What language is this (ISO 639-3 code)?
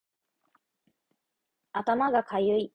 jpn